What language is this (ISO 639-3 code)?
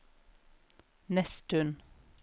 nor